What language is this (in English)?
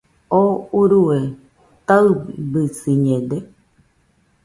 Nüpode Huitoto